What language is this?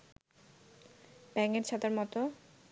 Bangla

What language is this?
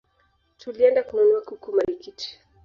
Swahili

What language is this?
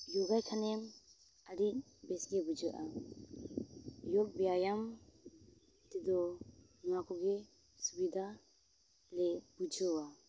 Santali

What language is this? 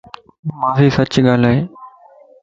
Lasi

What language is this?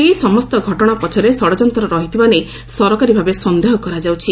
Odia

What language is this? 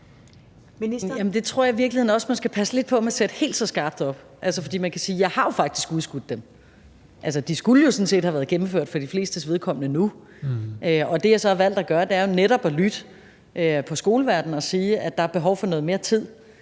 Danish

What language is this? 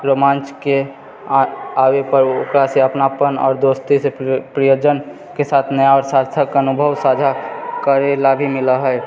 Maithili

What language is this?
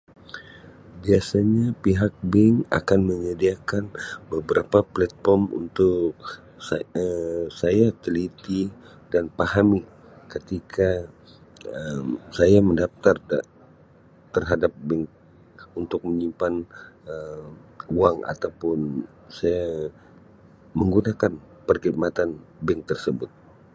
Sabah Malay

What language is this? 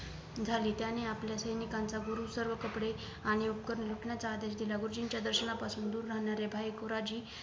Marathi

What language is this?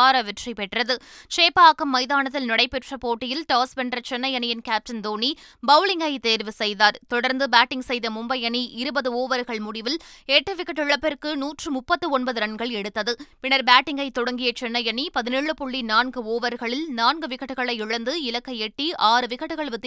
Tamil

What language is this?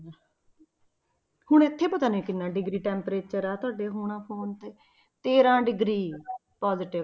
Punjabi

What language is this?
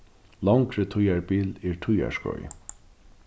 Faroese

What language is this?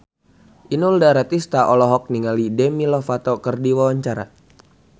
Sundanese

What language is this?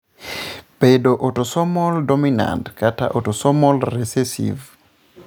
Luo (Kenya and Tanzania)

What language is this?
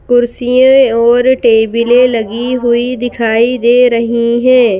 Hindi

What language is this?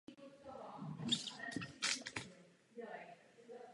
Czech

